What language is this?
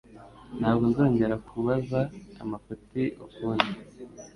Kinyarwanda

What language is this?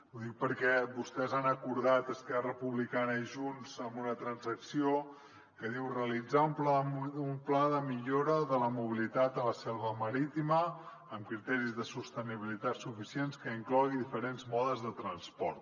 Catalan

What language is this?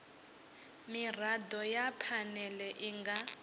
Venda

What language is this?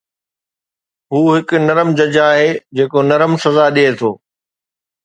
Sindhi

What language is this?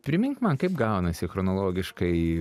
Lithuanian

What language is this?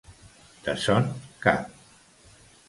Catalan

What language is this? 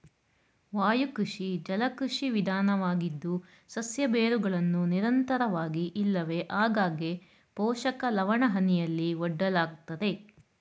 Kannada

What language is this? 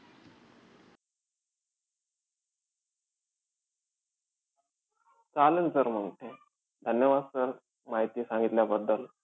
Marathi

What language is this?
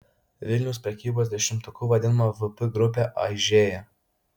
Lithuanian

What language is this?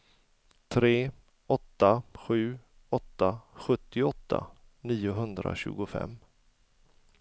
Swedish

